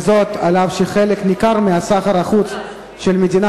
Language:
Hebrew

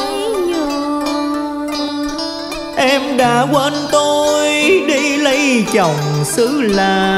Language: Vietnamese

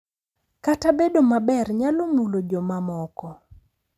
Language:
Luo (Kenya and Tanzania)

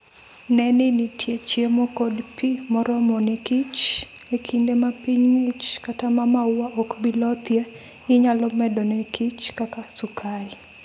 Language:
Luo (Kenya and Tanzania)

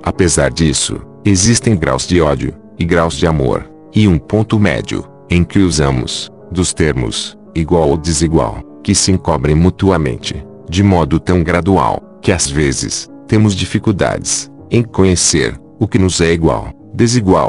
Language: Portuguese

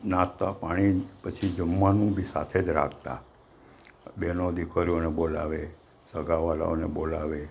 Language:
Gujarati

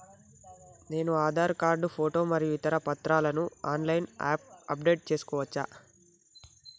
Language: Telugu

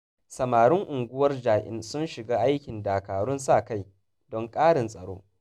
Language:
Hausa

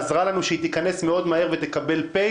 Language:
Hebrew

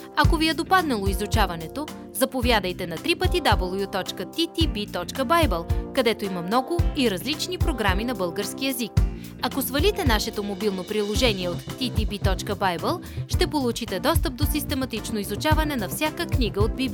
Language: Bulgarian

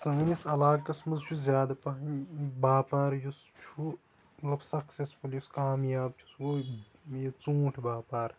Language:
Kashmiri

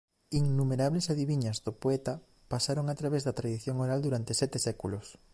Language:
Galician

